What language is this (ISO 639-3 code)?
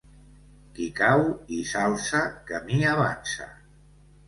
cat